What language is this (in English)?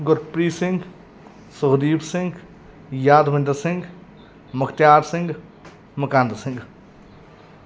Punjabi